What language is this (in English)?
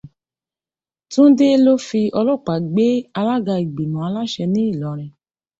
Yoruba